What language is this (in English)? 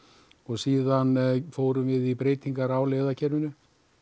Icelandic